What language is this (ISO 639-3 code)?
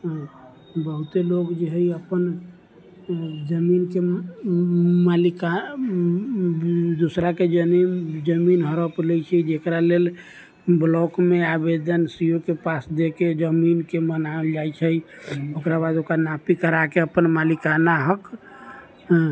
mai